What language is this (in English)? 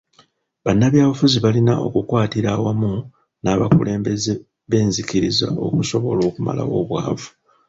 Ganda